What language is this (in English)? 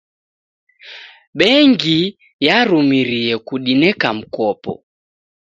Taita